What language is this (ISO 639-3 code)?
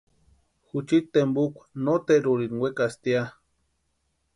pua